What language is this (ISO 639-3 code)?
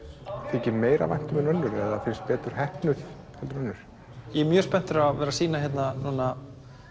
isl